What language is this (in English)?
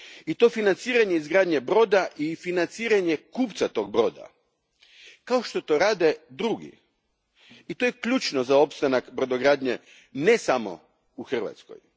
Croatian